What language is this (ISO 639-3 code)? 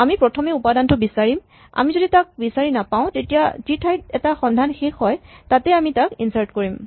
asm